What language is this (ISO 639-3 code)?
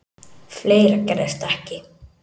isl